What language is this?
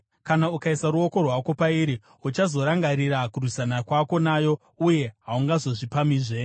Shona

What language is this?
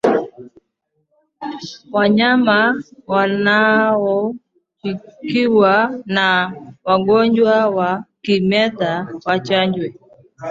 Swahili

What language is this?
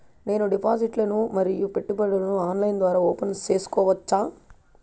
Telugu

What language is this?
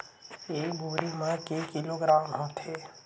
Chhattisgarhi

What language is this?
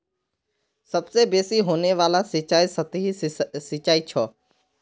Magahi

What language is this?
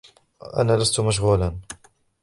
Arabic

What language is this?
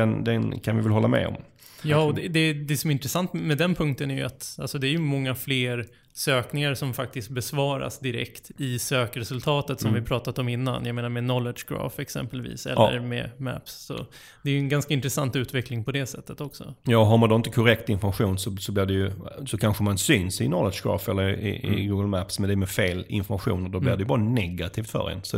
Swedish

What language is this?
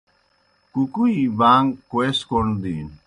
Kohistani Shina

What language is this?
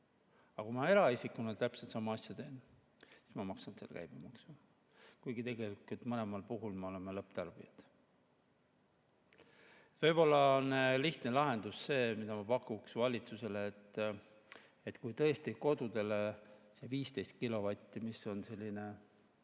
Estonian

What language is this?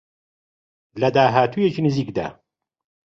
Central Kurdish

